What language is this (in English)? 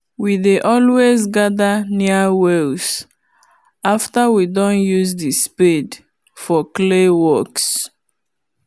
Nigerian Pidgin